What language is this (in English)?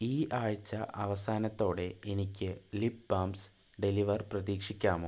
Malayalam